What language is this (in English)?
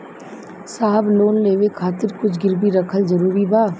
Bhojpuri